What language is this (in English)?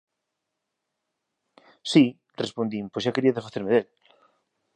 Galician